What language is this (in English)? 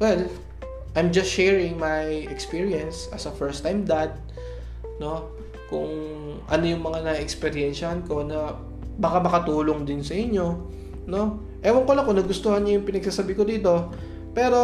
Filipino